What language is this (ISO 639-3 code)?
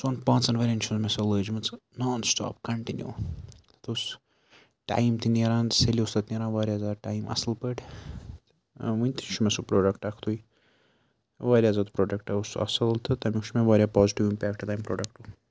kas